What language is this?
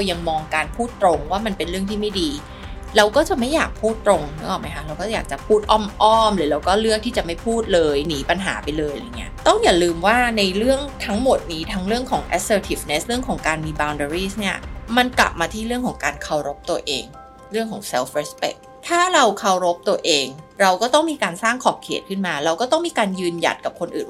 Thai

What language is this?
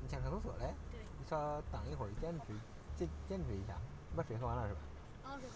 Chinese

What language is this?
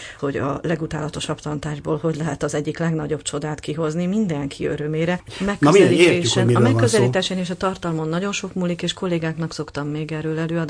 Hungarian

